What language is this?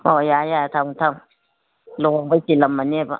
Manipuri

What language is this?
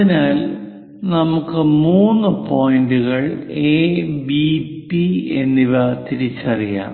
Malayalam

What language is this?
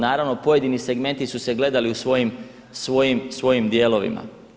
Croatian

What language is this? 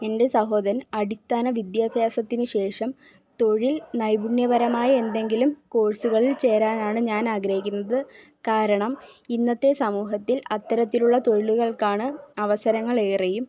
Malayalam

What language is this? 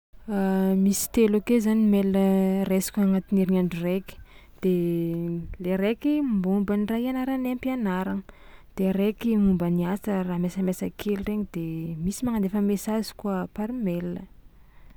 Tsimihety Malagasy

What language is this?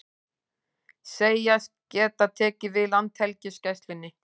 Icelandic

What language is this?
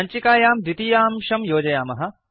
Sanskrit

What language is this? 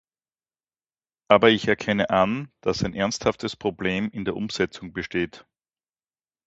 German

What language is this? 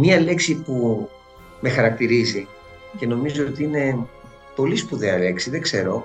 Greek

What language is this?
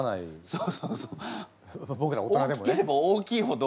Japanese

